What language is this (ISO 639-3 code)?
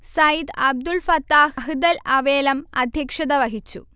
mal